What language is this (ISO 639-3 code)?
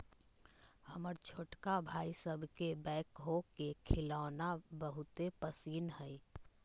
mag